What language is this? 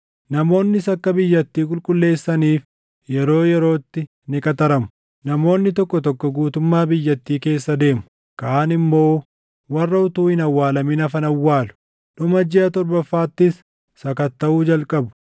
Oromo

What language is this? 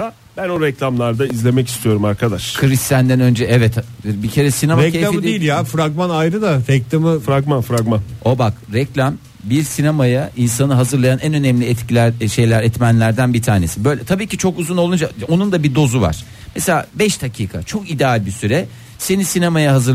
Turkish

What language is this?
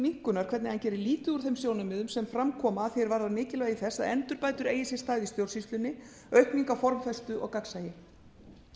Icelandic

